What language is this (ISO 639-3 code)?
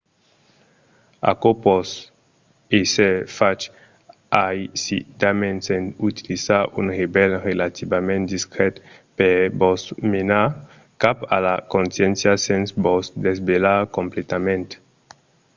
oci